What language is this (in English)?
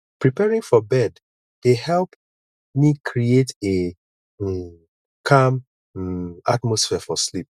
Nigerian Pidgin